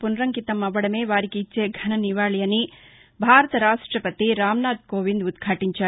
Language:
Telugu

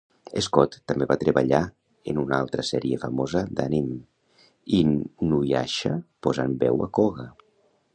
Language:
Catalan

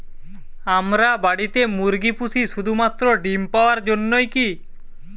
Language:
Bangla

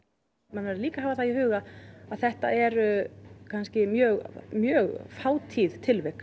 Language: Icelandic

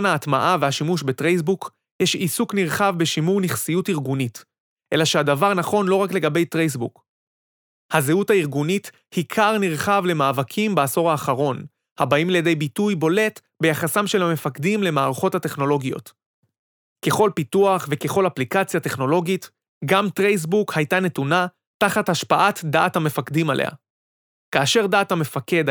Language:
Hebrew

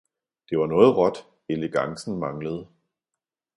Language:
Danish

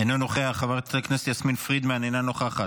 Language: Hebrew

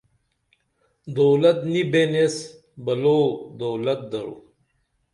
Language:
Dameli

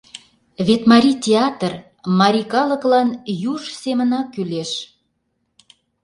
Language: Mari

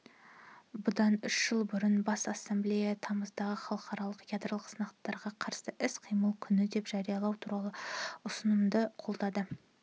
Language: Kazakh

